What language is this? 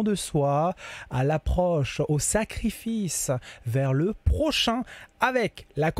French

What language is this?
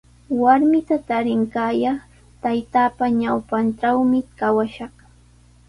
Sihuas Ancash Quechua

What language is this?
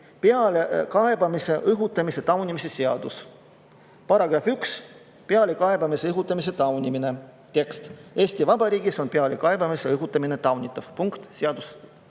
Estonian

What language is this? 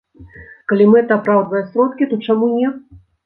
Belarusian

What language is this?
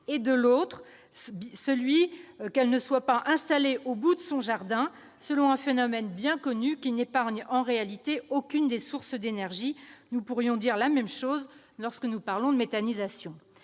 French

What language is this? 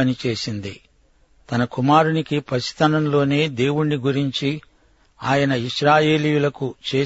Telugu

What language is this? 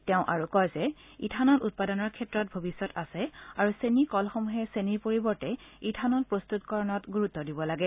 Assamese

